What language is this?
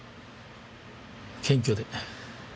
Japanese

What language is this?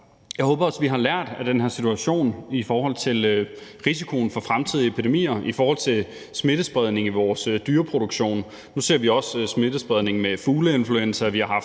Danish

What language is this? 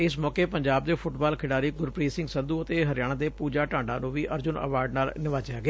Punjabi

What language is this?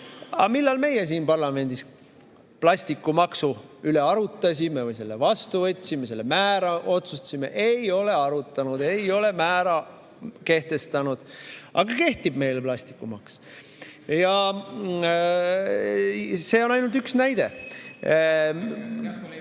Estonian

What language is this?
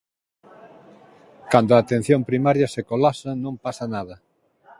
Galician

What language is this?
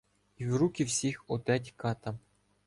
Ukrainian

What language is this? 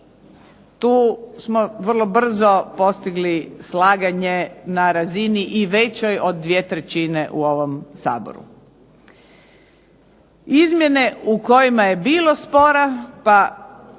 Croatian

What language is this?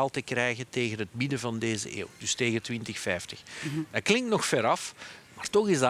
Dutch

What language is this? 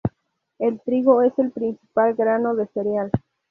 Spanish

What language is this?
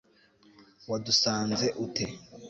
Kinyarwanda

